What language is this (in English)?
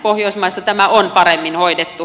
Finnish